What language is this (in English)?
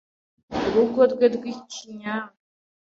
Kinyarwanda